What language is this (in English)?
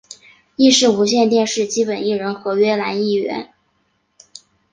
Chinese